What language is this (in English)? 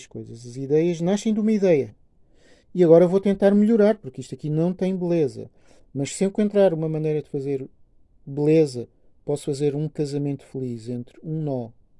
Portuguese